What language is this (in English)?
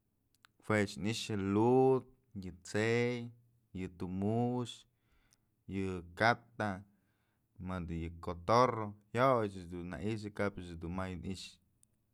Mazatlán Mixe